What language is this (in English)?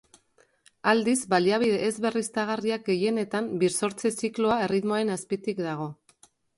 Basque